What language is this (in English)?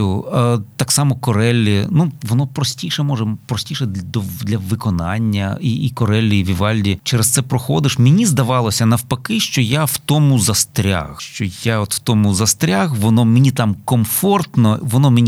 Ukrainian